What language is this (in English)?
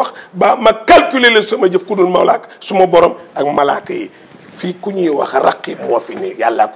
French